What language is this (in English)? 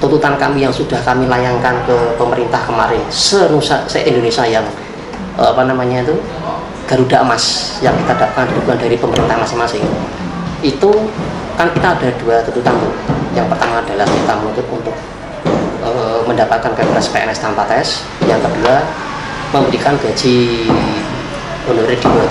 Indonesian